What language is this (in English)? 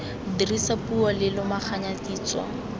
Tswana